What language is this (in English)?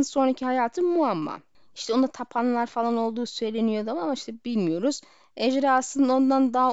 Turkish